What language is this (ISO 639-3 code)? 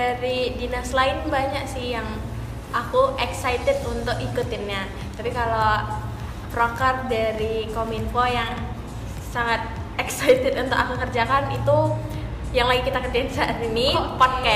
ind